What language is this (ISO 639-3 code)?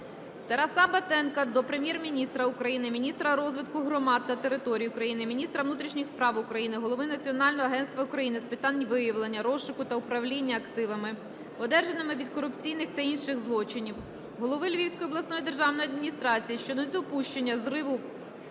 ukr